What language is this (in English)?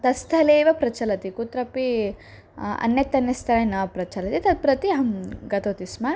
Sanskrit